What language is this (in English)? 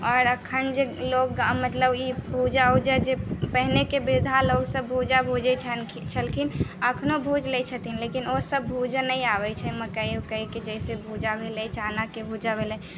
Maithili